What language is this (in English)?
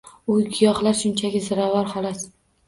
Uzbek